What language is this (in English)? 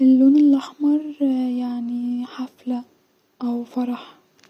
Egyptian Arabic